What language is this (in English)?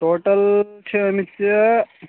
Kashmiri